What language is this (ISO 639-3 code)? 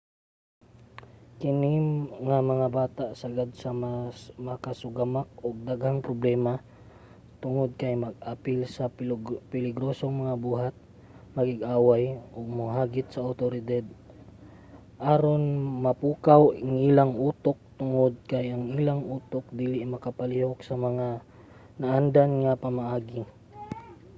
ceb